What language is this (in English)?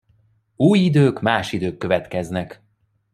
Hungarian